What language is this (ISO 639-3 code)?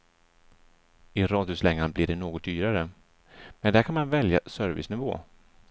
swe